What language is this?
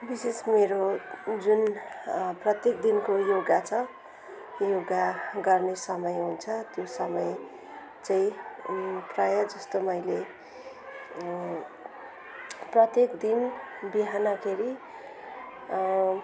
Nepali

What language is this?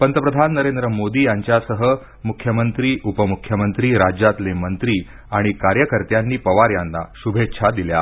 Marathi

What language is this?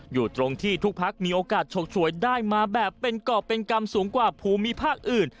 Thai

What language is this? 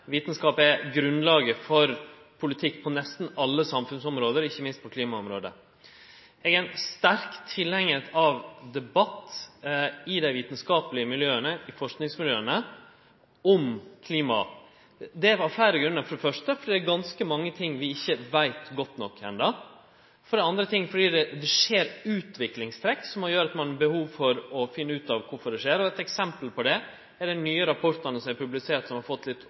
Norwegian Nynorsk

